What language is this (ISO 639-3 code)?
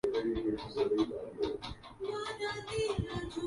urd